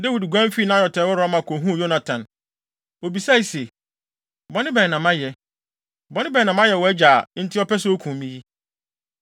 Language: Akan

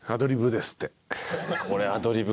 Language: Japanese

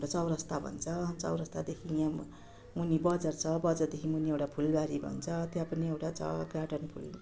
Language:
Nepali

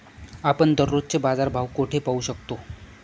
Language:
Marathi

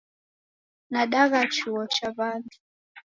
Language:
Taita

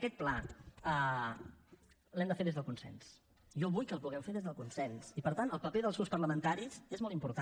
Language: Catalan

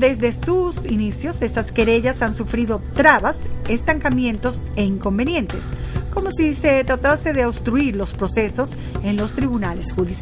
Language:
Spanish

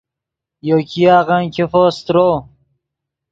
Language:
Yidgha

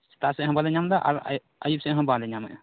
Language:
Santali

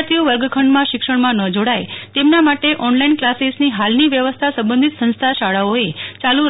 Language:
Gujarati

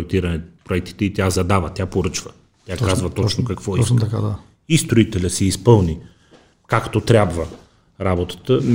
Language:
Bulgarian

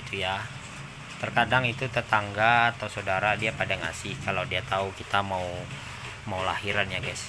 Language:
Indonesian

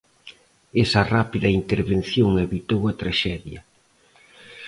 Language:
Galician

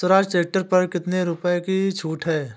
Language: Hindi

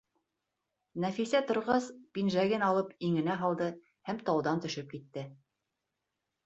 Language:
Bashkir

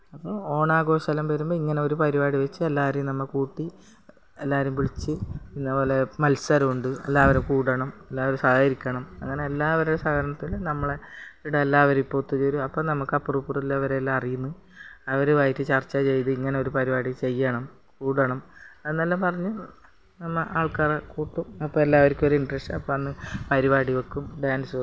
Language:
Malayalam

